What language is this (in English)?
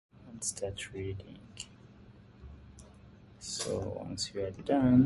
English